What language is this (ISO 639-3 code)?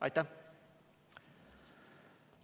est